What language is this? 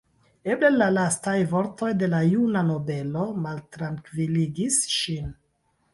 Esperanto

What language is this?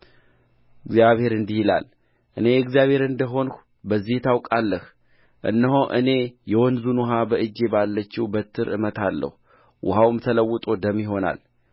Amharic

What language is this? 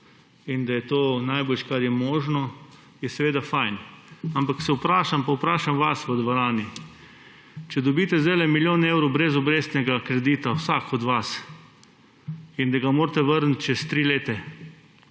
Slovenian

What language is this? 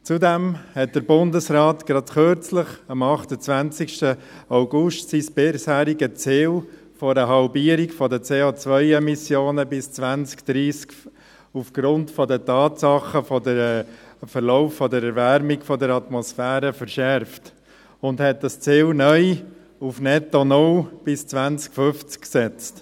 Swiss German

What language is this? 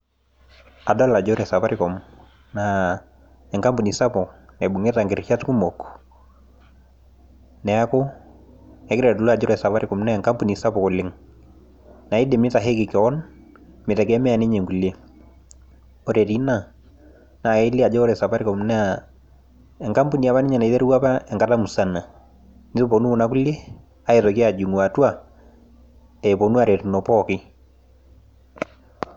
Masai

